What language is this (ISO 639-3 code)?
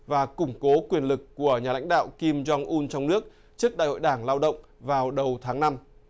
vie